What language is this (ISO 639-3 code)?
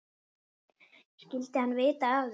isl